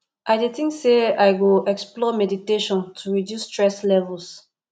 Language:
Nigerian Pidgin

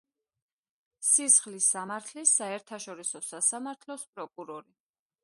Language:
Georgian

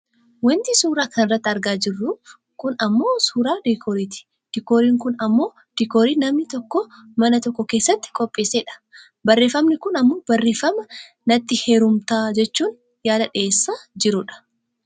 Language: Oromo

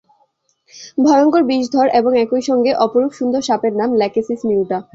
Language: Bangla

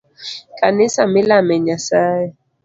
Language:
Luo (Kenya and Tanzania)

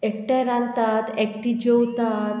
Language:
Konkani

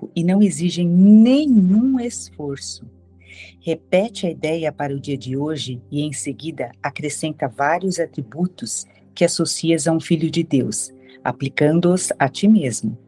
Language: Portuguese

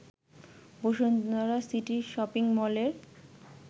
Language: Bangla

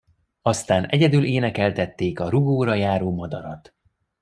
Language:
Hungarian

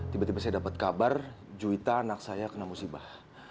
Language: Indonesian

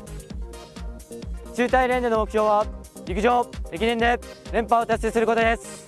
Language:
Japanese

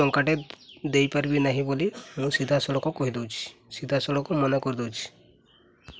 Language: Odia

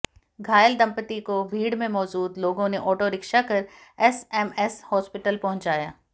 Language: Hindi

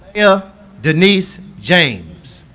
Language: English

